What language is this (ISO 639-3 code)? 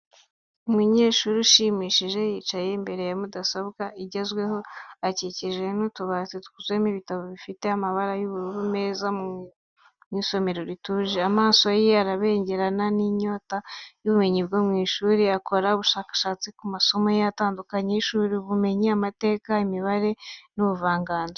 kin